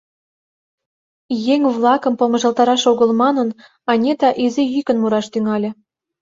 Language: Mari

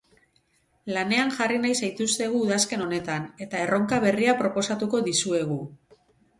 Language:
Basque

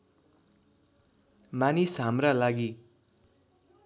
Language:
Nepali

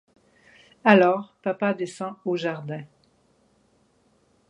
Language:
French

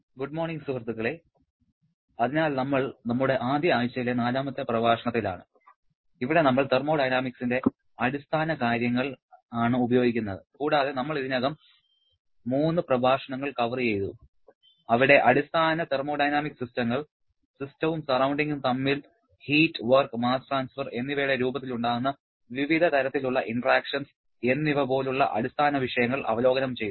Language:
Malayalam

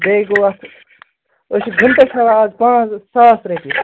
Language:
Kashmiri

